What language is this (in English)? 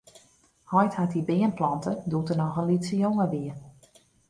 Western Frisian